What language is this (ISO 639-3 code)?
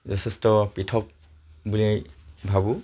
asm